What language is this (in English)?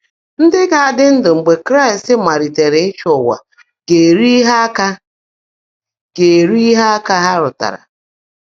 Igbo